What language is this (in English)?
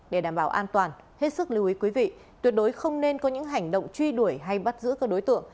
Vietnamese